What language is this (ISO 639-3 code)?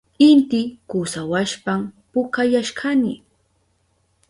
qup